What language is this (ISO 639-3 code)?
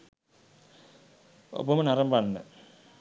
sin